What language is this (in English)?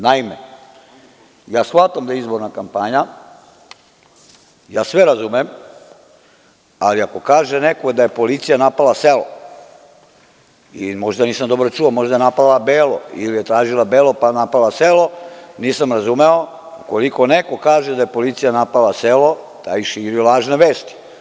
Serbian